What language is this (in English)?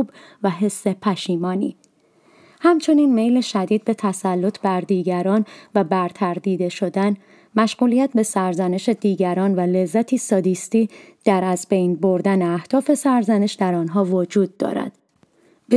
Persian